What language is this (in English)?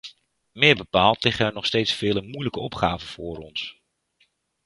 Dutch